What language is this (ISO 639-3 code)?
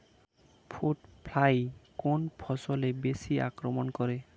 ben